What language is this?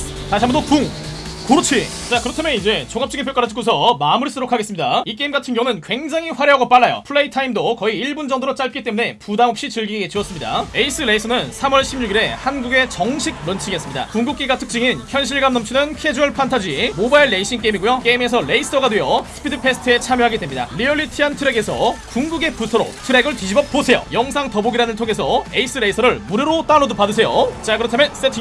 Korean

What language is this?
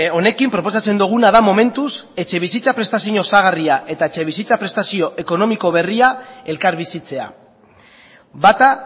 Basque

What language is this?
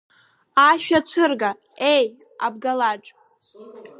Abkhazian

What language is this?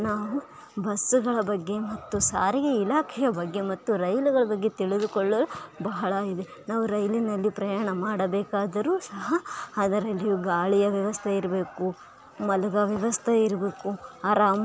Kannada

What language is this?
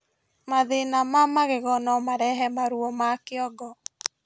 Kikuyu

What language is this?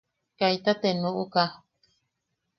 Yaqui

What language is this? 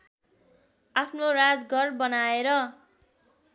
Nepali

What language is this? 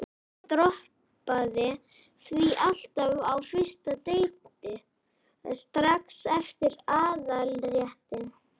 Icelandic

